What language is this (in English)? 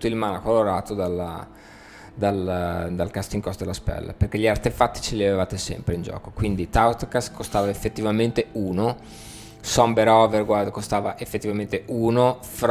Italian